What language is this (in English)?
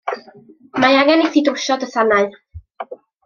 Welsh